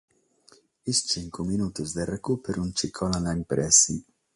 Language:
Sardinian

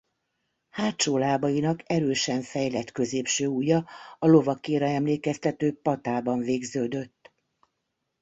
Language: Hungarian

